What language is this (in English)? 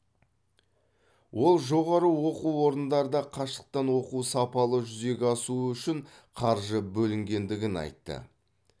Kazakh